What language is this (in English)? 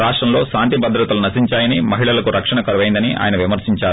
Telugu